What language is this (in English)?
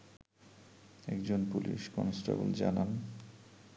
Bangla